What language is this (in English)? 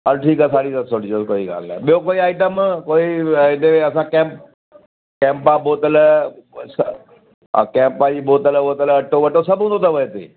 Sindhi